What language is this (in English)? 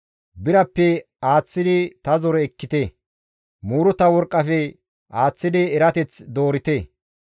Gamo